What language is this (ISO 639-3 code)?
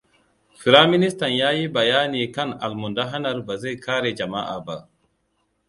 hau